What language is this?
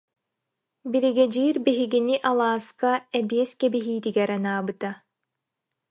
Yakut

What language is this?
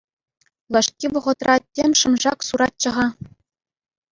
Chuvash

